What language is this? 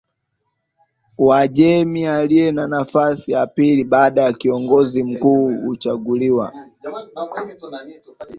Swahili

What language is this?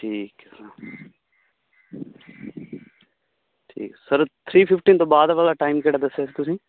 Punjabi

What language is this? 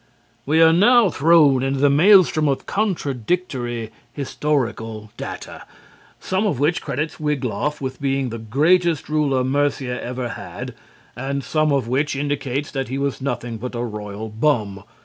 English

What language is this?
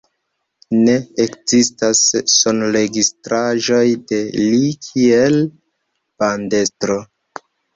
Esperanto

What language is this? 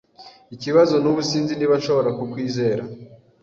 Kinyarwanda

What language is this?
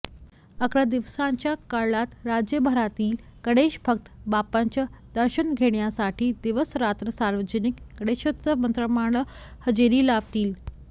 Marathi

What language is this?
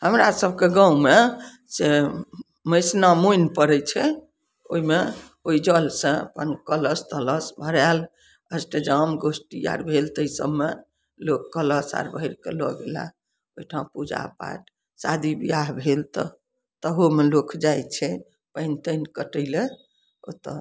Maithili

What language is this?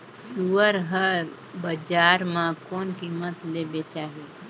Chhattisgarhi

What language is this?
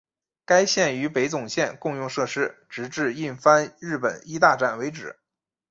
Chinese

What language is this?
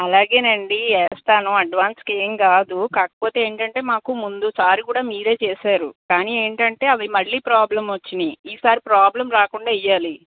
Telugu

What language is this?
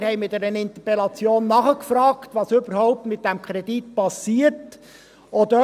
Swiss German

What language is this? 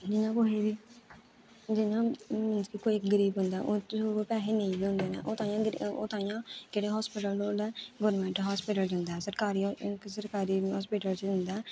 Dogri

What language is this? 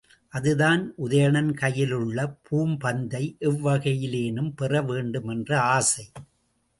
Tamil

